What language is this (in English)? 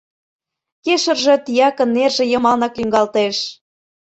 Mari